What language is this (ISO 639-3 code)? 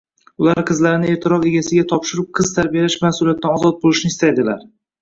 uzb